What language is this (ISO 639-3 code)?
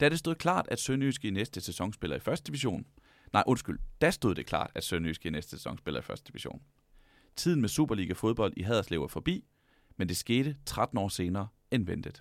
dan